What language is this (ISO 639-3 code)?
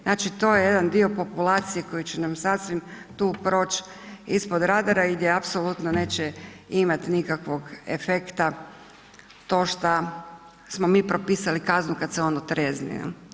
hrv